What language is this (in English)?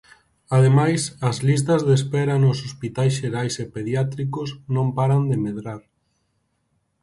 Galician